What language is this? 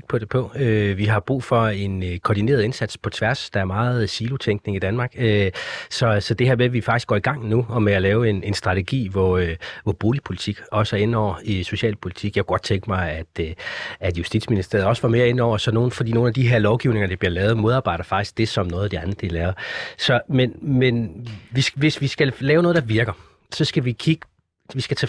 Danish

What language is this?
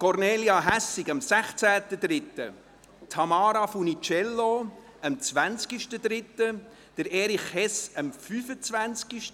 Swiss German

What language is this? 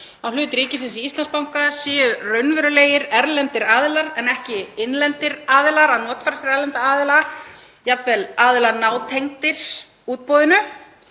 Icelandic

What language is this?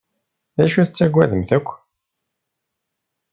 Kabyle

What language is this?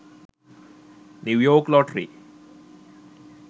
Sinhala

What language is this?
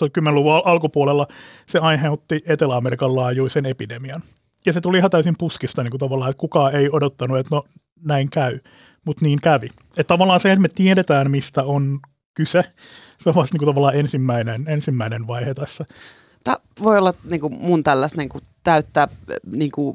Finnish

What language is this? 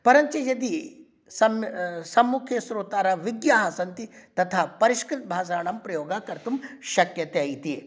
Sanskrit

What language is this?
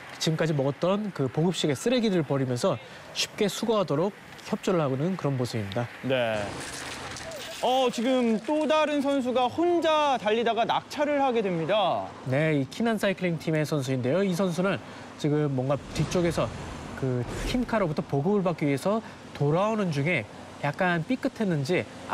Korean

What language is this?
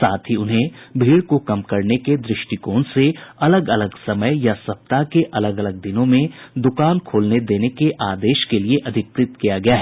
Hindi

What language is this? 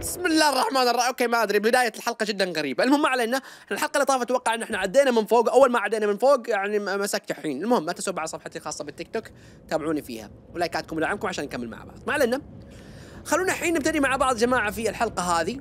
Arabic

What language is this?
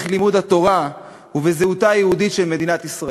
Hebrew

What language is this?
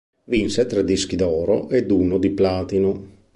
Italian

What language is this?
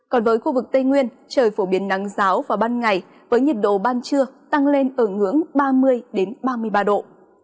Vietnamese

